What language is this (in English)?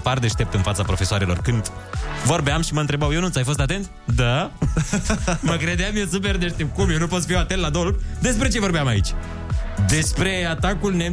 Romanian